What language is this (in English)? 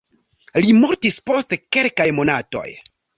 Esperanto